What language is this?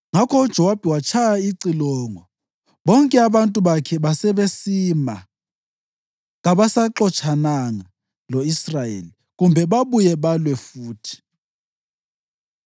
North Ndebele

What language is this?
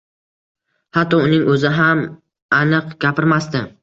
Uzbek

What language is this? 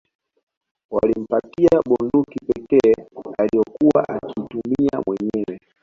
Swahili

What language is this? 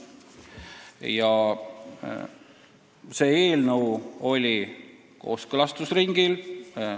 Estonian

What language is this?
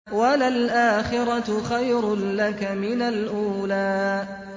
Arabic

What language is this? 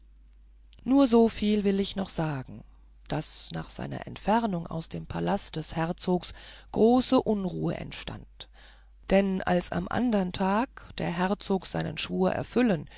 German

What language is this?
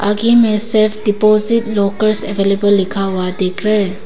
Hindi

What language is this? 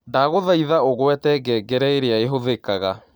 Kikuyu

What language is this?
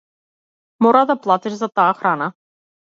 Macedonian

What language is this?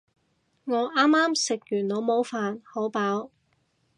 Cantonese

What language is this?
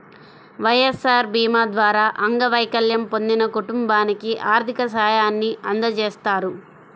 Telugu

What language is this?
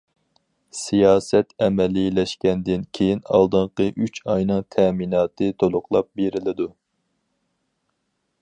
Uyghur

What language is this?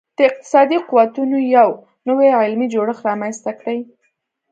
Pashto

